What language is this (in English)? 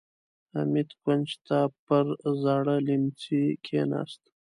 Pashto